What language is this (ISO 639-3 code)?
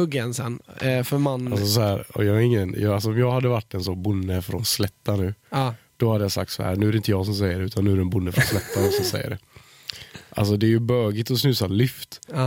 swe